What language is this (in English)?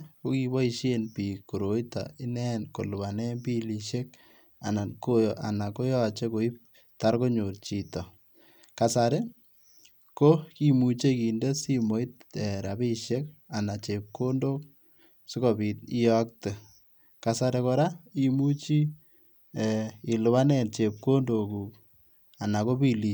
Kalenjin